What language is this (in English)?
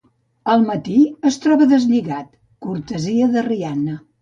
Catalan